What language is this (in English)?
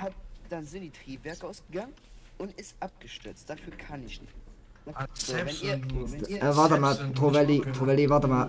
German